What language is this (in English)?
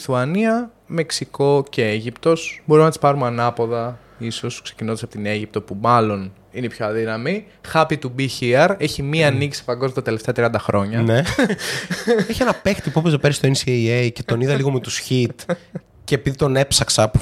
Greek